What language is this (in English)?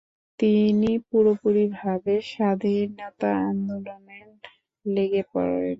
Bangla